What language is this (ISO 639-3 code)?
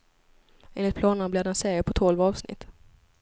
swe